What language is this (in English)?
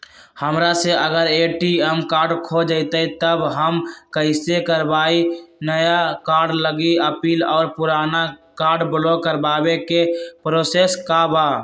Magahi